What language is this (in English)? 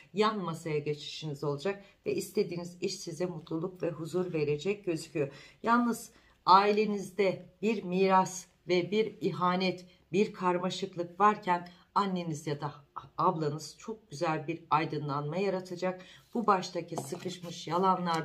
Turkish